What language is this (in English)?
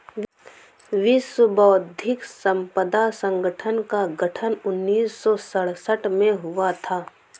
Hindi